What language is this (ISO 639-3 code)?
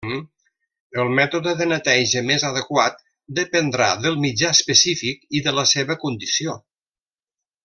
cat